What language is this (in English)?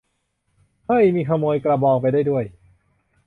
Thai